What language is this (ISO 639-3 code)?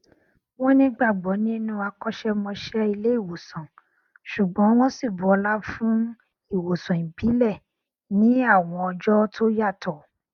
yor